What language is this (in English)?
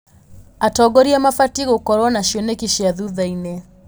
Kikuyu